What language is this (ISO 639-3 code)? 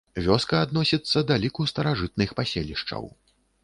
bel